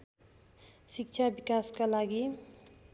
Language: Nepali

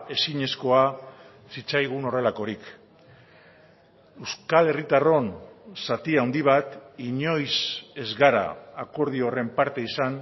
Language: Basque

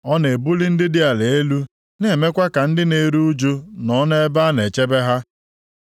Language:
Igbo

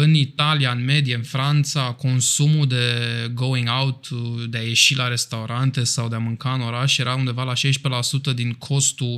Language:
Romanian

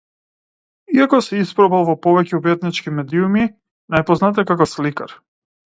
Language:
Macedonian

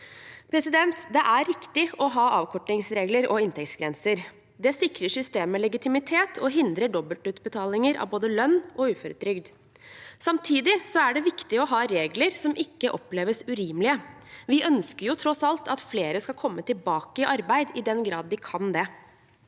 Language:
Norwegian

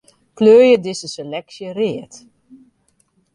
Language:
Western Frisian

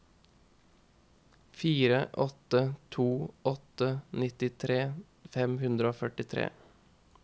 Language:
Norwegian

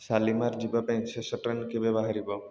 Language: Odia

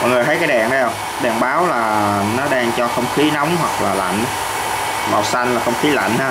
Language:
Vietnamese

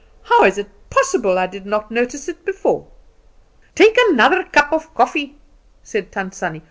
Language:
English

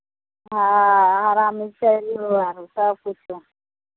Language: Maithili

